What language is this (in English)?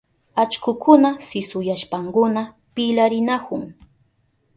Southern Pastaza Quechua